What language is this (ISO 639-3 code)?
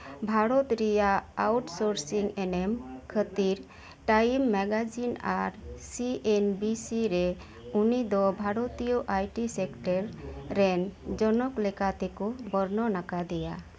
sat